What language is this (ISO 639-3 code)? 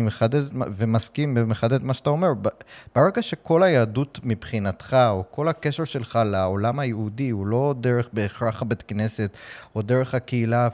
heb